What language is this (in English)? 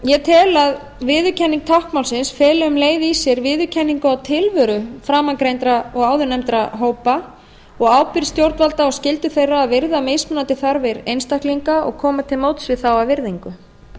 Icelandic